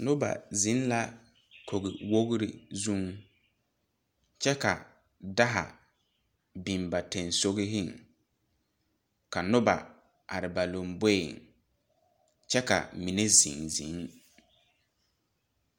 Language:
Southern Dagaare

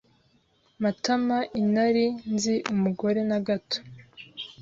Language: Kinyarwanda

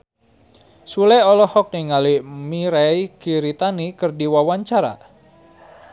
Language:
Sundanese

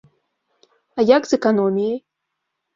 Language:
Belarusian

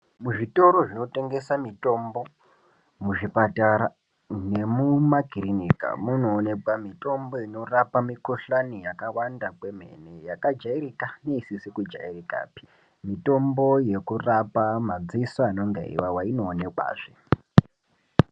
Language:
Ndau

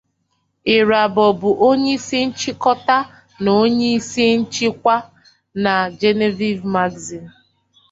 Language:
Igbo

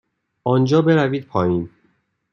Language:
Persian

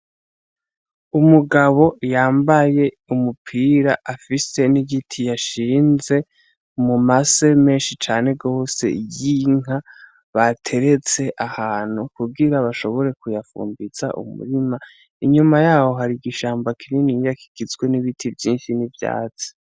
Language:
Rundi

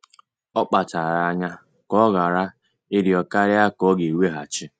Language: Igbo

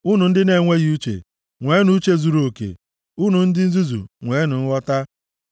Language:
Igbo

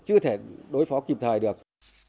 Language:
Vietnamese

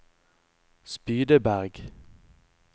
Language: Norwegian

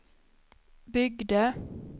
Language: Swedish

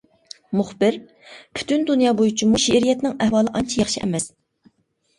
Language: Uyghur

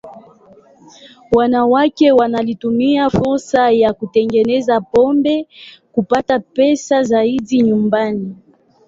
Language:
Swahili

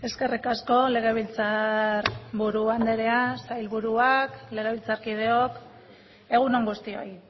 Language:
Basque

